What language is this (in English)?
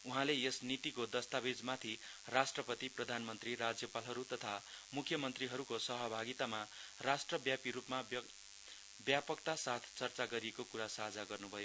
Nepali